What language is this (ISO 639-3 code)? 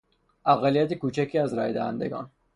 fas